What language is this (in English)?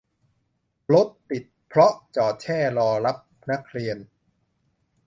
Thai